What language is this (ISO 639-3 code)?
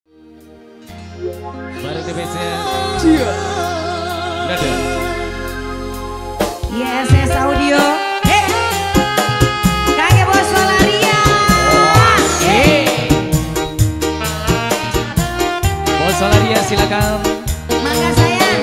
ind